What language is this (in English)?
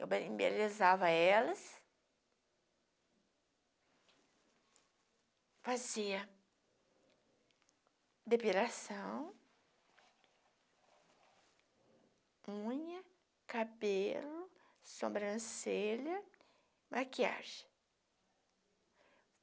Portuguese